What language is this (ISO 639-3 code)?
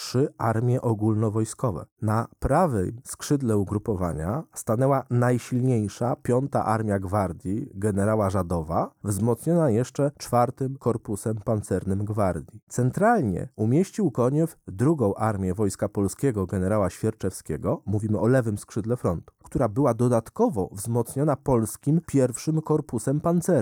pol